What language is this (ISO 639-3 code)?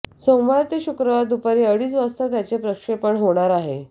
mar